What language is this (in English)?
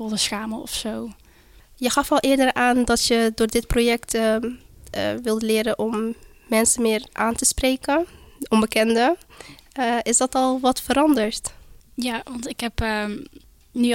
Dutch